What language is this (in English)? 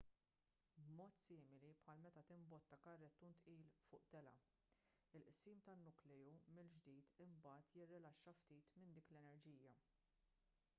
Maltese